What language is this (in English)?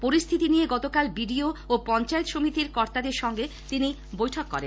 Bangla